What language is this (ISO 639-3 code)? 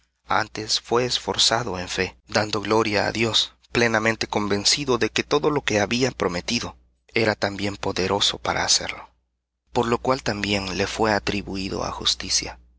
spa